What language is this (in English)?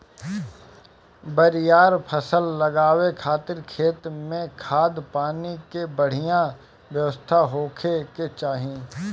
Bhojpuri